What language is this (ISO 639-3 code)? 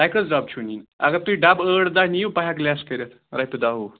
kas